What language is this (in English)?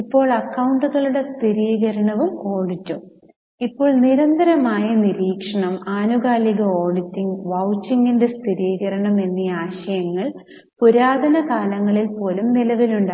Malayalam